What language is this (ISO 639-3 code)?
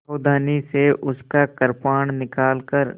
hin